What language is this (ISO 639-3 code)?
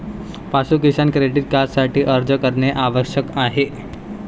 mar